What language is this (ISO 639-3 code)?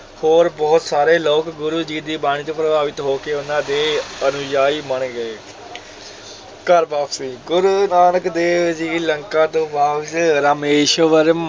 pan